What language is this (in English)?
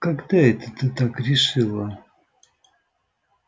Russian